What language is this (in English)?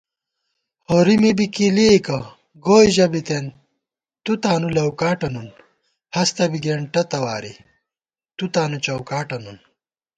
Gawar-Bati